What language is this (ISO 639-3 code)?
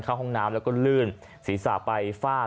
tha